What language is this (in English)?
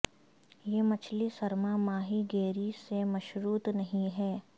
Urdu